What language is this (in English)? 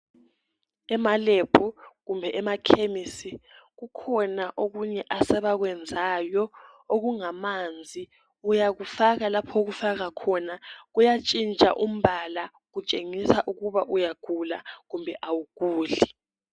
North Ndebele